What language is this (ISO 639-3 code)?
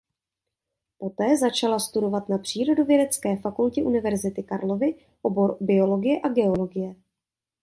ces